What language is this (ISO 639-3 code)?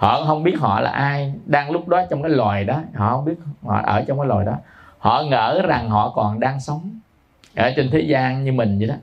vie